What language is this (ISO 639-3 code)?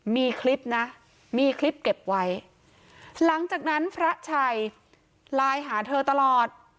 tha